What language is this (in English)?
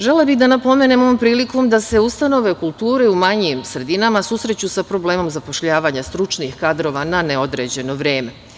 Serbian